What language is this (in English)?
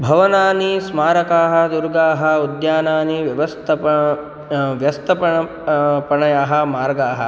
Sanskrit